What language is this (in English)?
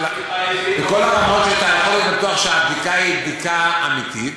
Hebrew